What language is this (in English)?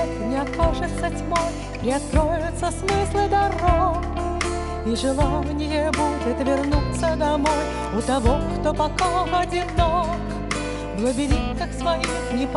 Russian